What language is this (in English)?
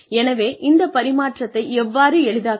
Tamil